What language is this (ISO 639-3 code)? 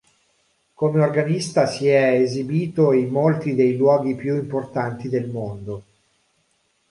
ita